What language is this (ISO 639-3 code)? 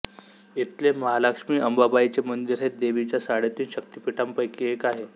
mar